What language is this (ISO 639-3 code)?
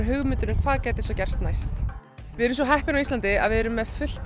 isl